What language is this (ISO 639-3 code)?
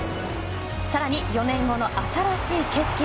jpn